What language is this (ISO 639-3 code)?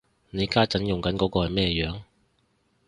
yue